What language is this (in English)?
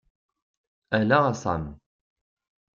Kabyle